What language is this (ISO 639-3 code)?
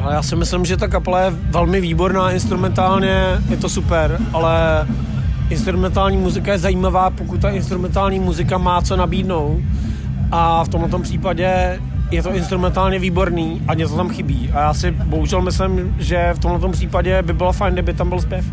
ces